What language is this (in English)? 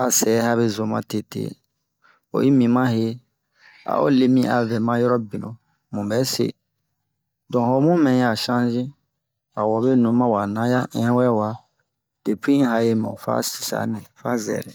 Bomu